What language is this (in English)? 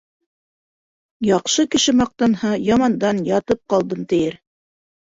Bashkir